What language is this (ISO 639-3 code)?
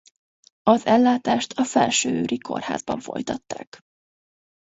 hun